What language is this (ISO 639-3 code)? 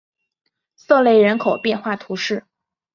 zho